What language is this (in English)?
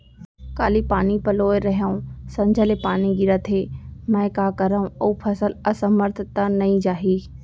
Chhattisgarhi